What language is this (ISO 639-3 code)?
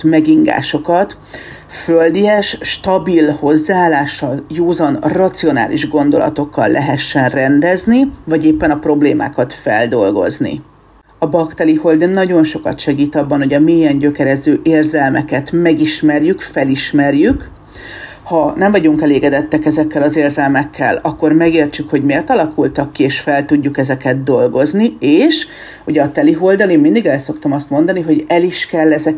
hun